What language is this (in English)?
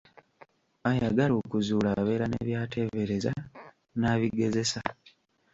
Ganda